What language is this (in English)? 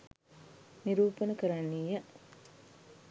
Sinhala